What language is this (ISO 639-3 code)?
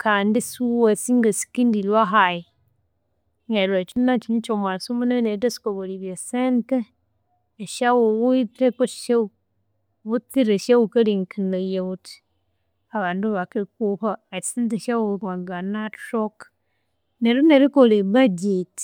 koo